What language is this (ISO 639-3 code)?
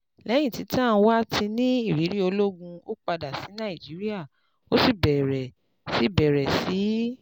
yor